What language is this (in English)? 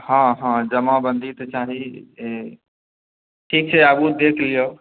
Maithili